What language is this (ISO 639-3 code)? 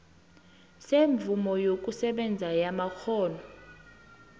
nbl